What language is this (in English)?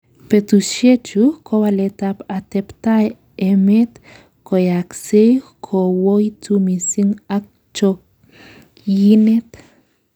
Kalenjin